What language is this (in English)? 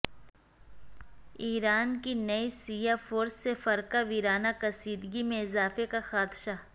Urdu